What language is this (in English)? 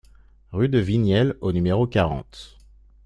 French